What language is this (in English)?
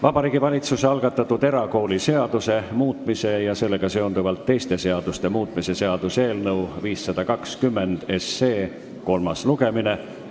Estonian